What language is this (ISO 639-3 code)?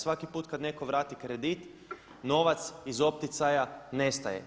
hrv